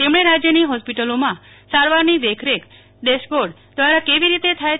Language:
Gujarati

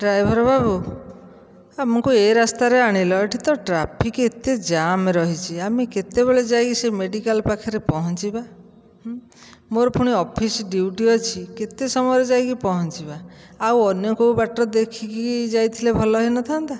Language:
Odia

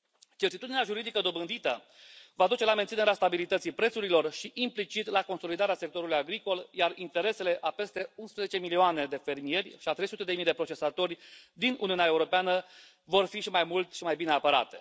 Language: Romanian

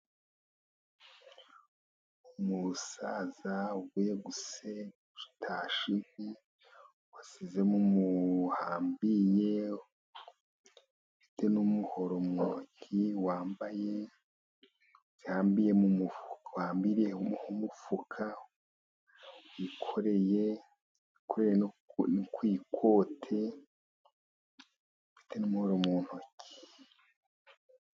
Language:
Kinyarwanda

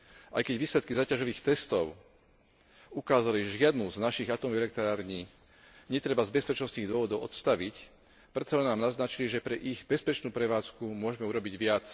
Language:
Slovak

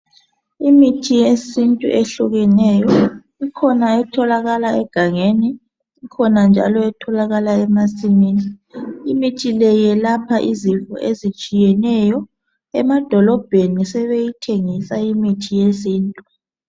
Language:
North Ndebele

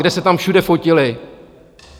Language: Czech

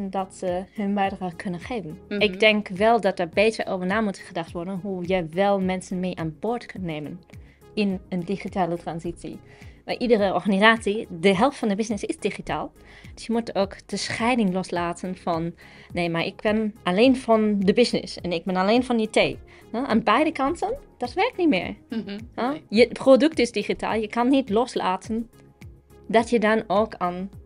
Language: Dutch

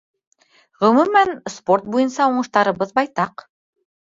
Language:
Bashkir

